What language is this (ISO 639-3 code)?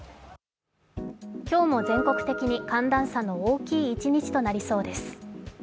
jpn